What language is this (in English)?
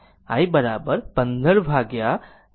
Gujarati